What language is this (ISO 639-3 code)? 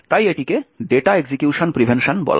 ben